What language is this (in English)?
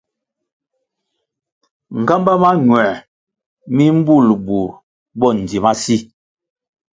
Kwasio